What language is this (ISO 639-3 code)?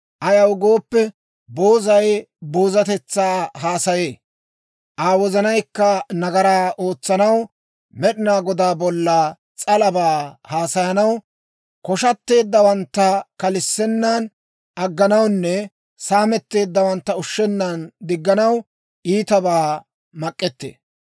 dwr